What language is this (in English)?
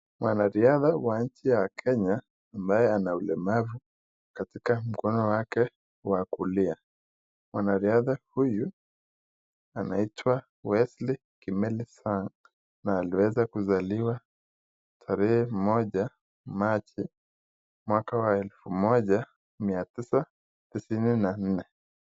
Swahili